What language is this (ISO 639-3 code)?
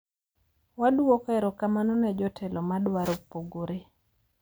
luo